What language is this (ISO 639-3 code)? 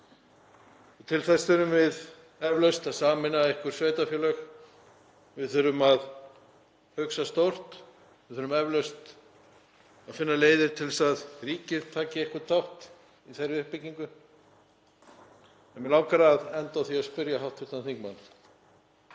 isl